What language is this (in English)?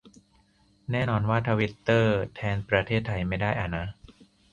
Thai